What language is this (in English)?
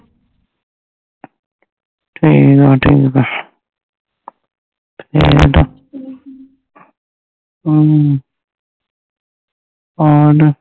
Punjabi